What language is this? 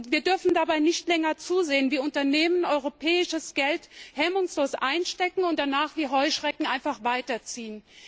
German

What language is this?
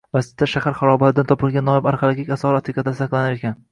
Uzbek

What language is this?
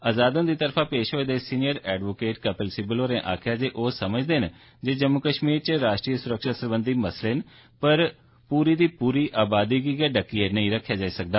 Dogri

